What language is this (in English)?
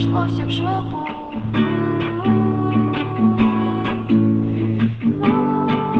Russian